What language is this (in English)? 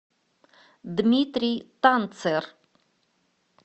Russian